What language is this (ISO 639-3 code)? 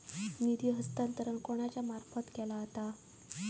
mar